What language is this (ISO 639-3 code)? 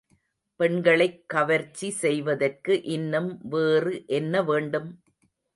tam